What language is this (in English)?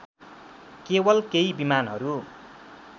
Nepali